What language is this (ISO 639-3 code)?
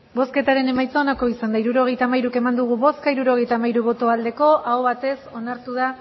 eus